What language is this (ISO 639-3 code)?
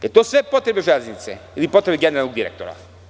srp